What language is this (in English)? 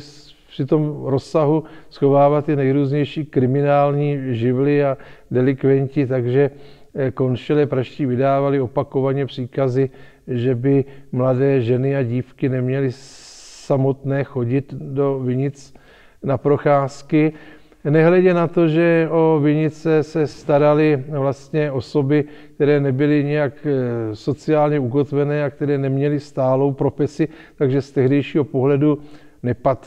Czech